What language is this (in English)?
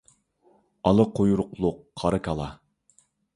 Uyghur